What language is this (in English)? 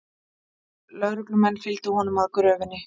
Icelandic